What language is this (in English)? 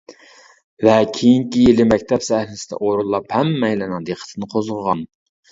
Uyghur